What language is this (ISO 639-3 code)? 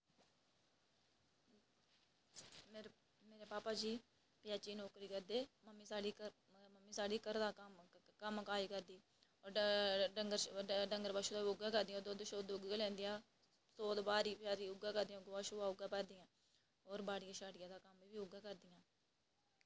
doi